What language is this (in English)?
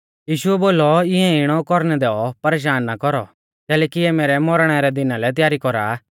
Mahasu Pahari